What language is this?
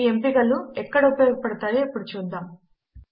Telugu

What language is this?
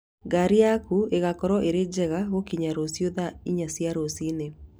Kikuyu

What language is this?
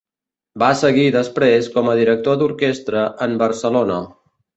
Catalan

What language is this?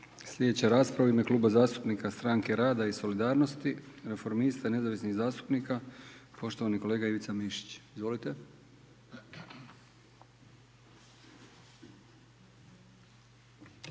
Croatian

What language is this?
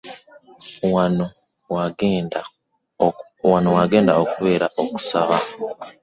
Ganda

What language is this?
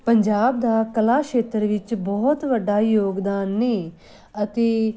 Punjabi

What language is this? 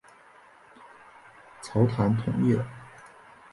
Chinese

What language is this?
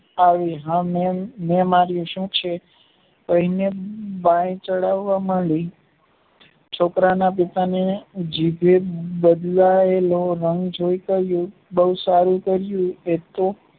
Gujarati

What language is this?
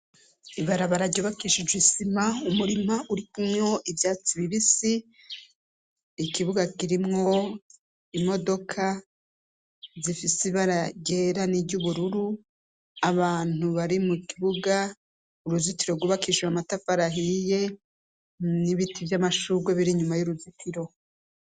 Rundi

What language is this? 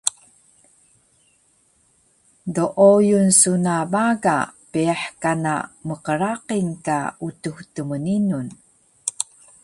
Taroko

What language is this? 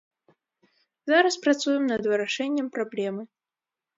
Belarusian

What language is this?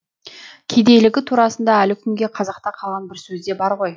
Kazakh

